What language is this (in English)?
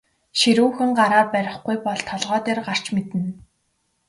Mongolian